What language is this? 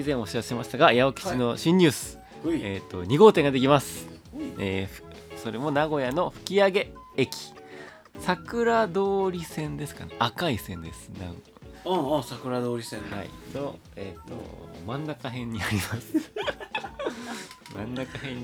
Japanese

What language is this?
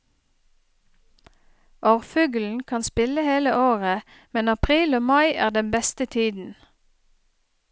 Norwegian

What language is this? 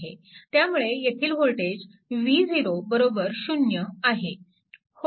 Marathi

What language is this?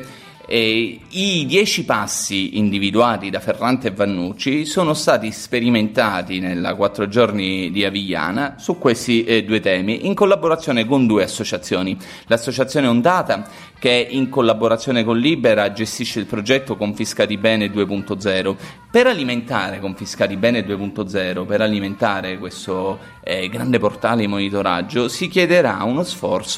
Italian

